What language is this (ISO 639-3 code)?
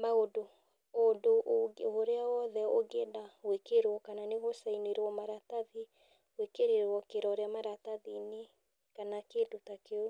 kik